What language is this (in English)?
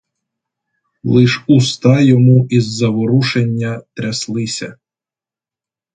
Ukrainian